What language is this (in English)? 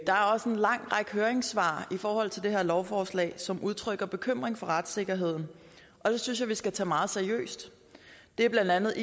Danish